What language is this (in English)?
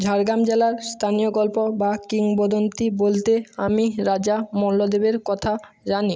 Bangla